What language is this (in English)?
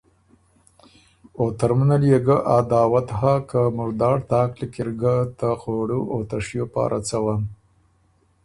Ormuri